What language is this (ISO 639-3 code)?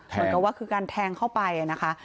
tha